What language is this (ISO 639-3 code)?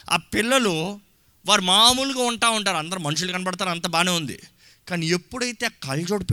tel